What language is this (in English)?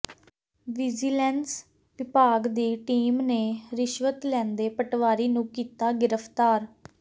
Punjabi